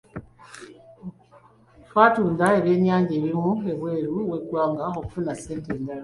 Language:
Ganda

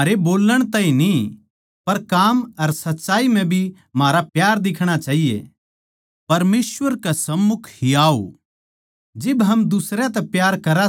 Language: Haryanvi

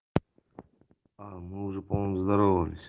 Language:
Russian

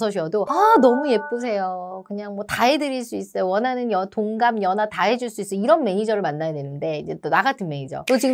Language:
Korean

